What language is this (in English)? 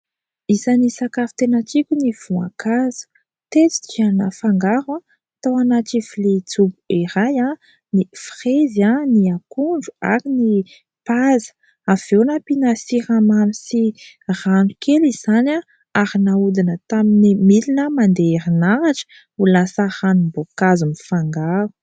Malagasy